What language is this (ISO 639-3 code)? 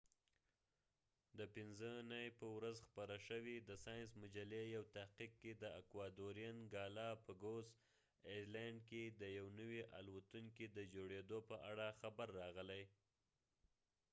pus